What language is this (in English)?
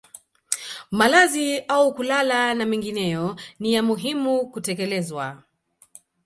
Swahili